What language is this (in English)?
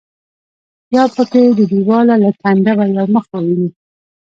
Pashto